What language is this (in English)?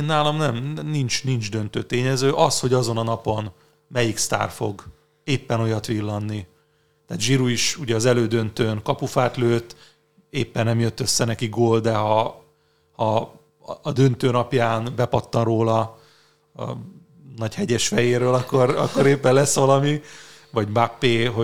Hungarian